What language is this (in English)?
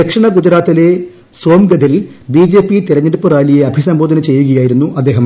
Malayalam